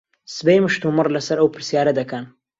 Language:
Central Kurdish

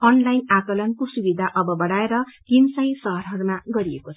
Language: Nepali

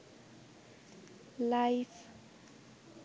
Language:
Bangla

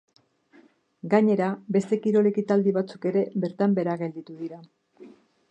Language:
Basque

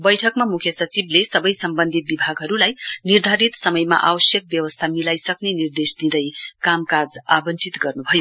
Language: Nepali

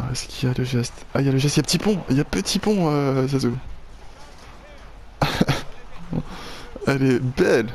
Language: French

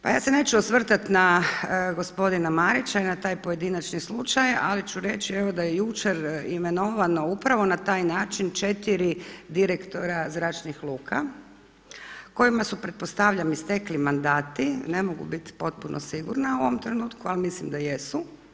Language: Croatian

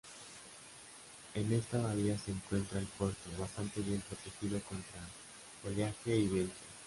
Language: Spanish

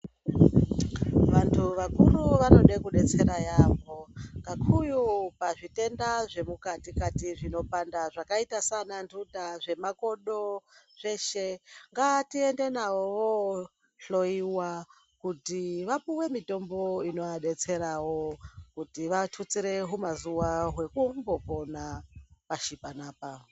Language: Ndau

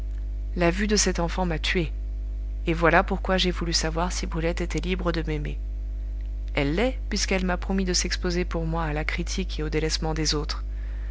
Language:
French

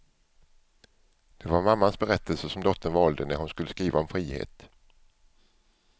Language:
Swedish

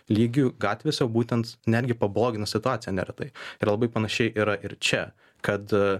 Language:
Lithuanian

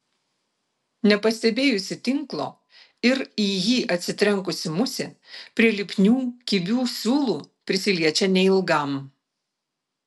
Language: Lithuanian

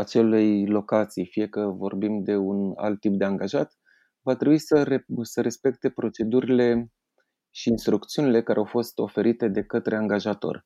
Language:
Romanian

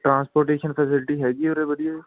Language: Punjabi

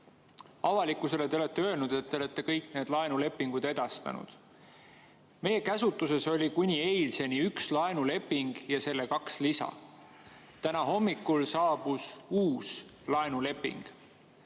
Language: Estonian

